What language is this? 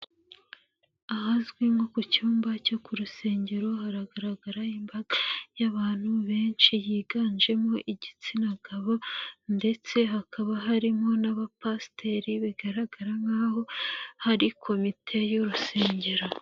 Kinyarwanda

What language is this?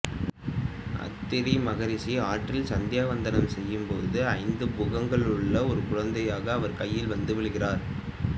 Tamil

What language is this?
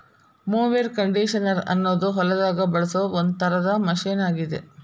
Kannada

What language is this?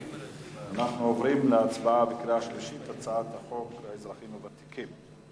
Hebrew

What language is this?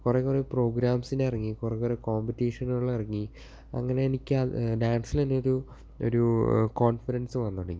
Malayalam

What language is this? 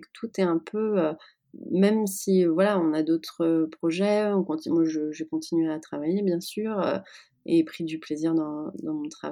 French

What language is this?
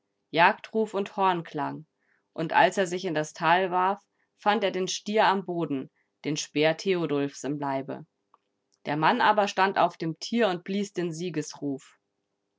German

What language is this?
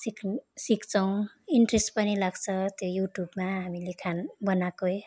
Nepali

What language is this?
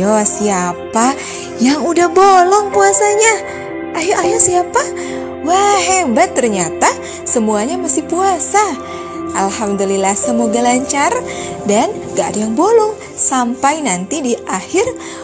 Indonesian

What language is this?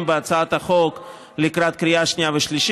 Hebrew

